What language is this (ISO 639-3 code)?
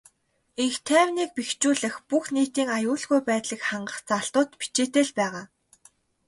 mon